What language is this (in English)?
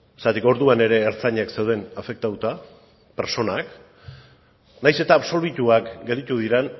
Basque